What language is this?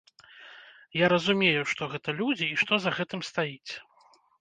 Belarusian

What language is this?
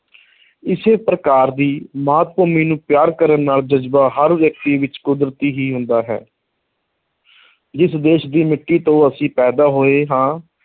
Punjabi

